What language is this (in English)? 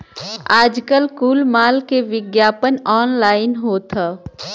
Bhojpuri